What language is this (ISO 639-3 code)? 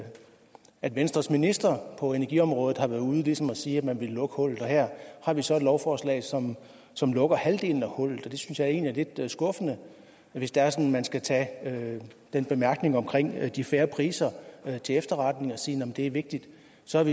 dan